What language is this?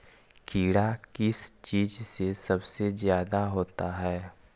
Magahi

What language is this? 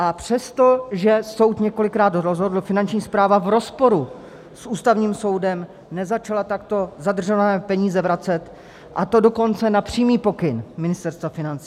Czech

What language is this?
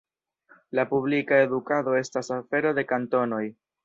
Esperanto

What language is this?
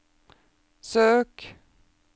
Norwegian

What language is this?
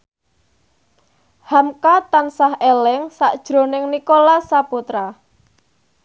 Javanese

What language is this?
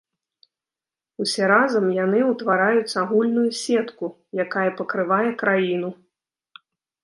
Belarusian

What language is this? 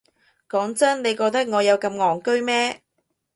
Cantonese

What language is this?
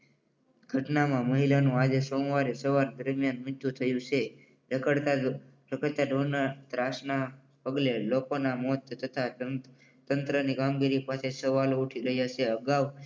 Gujarati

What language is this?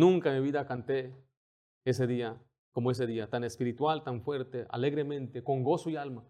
Spanish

